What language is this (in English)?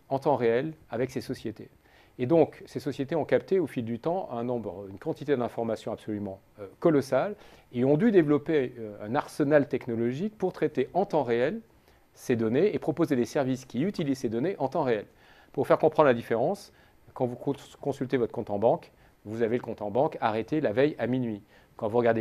French